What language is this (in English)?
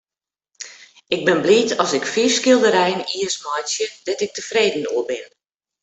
Western Frisian